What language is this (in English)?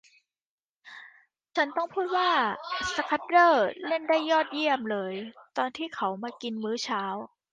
Thai